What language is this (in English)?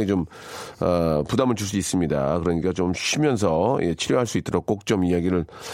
Korean